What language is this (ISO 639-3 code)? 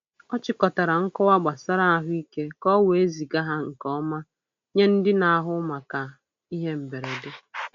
ibo